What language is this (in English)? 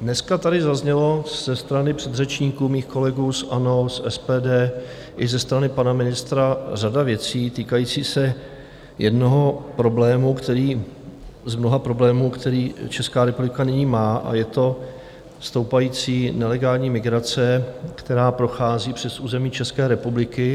Czech